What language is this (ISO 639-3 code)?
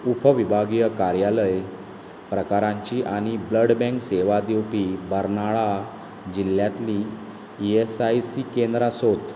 kok